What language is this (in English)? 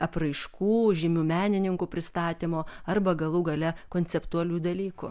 Lithuanian